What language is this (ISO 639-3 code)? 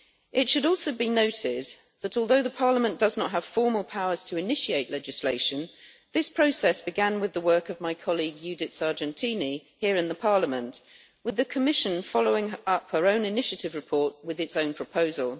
eng